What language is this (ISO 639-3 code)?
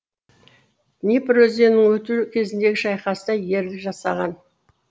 kaz